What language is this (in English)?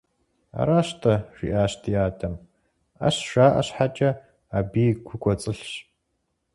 Kabardian